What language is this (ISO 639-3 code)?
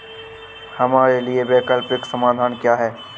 hin